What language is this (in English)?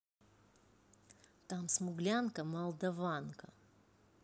Russian